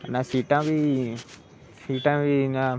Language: Dogri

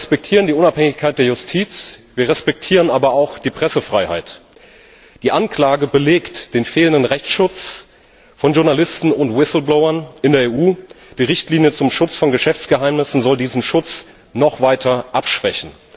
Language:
German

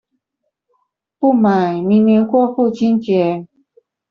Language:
Chinese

